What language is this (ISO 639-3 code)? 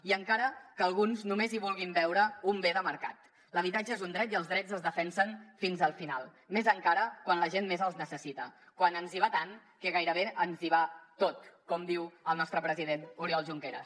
cat